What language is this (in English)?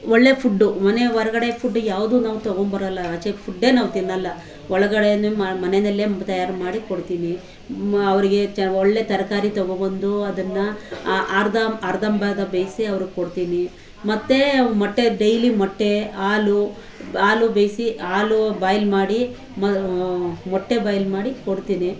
Kannada